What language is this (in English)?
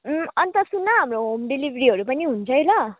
Nepali